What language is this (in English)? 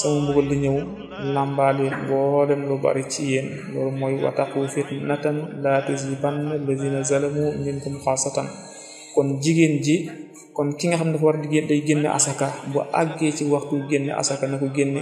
Arabic